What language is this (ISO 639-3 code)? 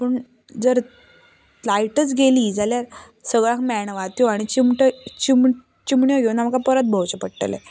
kok